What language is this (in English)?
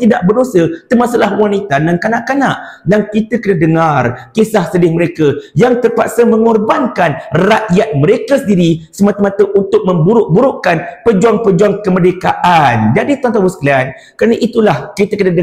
Malay